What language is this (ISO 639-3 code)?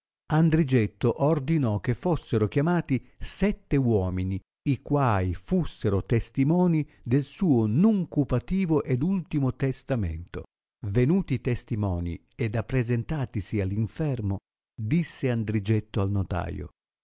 ita